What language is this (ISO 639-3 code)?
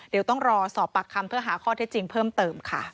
tha